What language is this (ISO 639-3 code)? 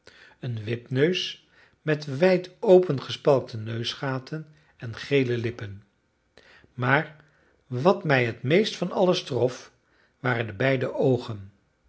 nld